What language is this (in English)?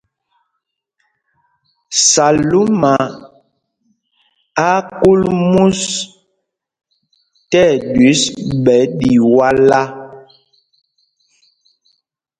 Mpumpong